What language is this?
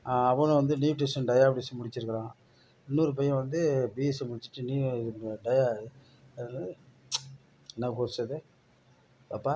Tamil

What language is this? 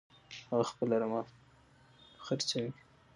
Pashto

